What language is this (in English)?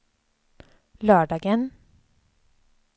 Swedish